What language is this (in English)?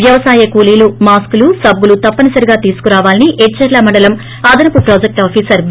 Telugu